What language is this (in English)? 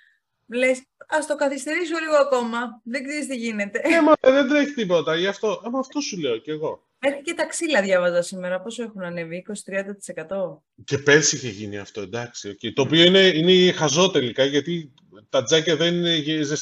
Greek